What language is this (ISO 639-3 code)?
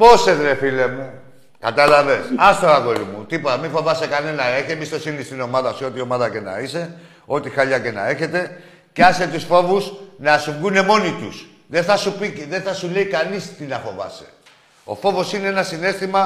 ell